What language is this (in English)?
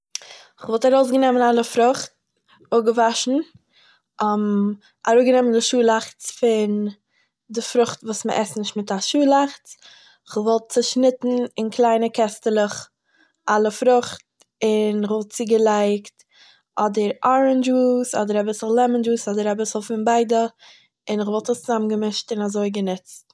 Yiddish